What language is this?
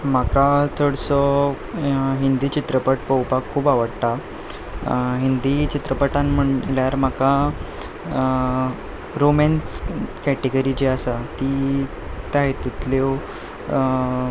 Konkani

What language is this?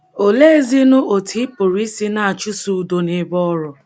Igbo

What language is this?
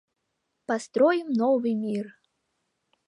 Mari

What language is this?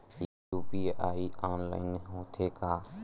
Chhattisgarhi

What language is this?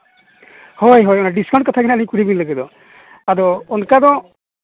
Santali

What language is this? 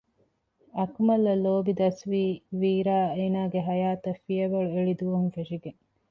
Divehi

